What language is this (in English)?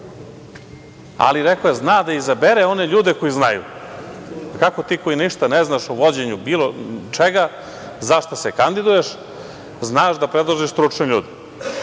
Serbian